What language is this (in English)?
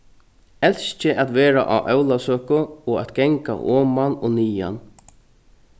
Faroese